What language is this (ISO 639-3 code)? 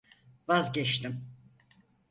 tur